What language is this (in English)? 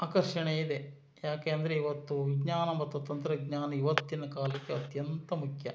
Kannada